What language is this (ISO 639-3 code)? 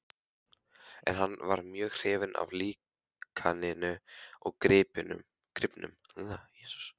isl